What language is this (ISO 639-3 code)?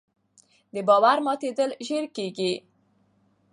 pus